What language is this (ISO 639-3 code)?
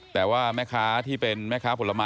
tha